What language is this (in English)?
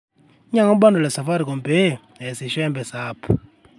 Masai